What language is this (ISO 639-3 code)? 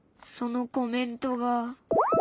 jpn